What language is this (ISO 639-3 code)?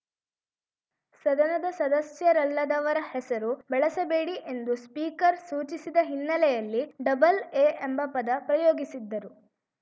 kan